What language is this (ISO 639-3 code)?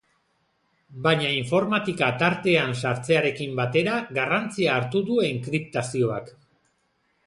eus